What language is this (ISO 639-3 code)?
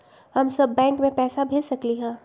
mag